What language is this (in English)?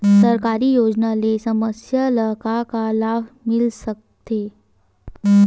Chhattisgarhi